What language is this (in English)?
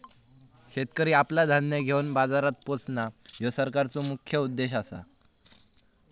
Marathi